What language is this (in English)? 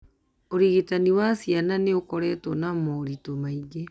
Kikuyu